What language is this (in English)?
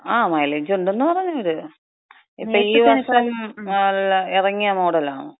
Malayalam